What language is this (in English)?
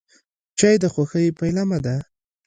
Pashto